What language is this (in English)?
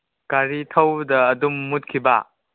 Manipuri